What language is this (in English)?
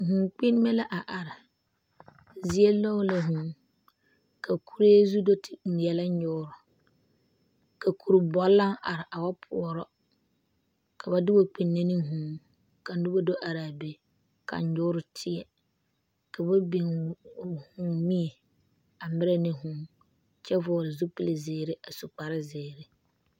Southern Dagaare